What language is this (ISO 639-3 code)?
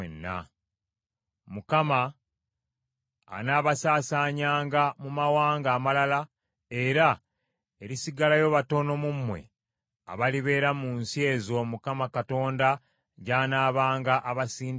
lug